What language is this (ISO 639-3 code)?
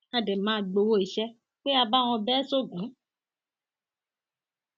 yor